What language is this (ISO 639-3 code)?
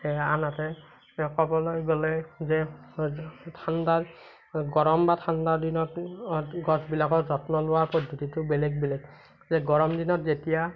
asm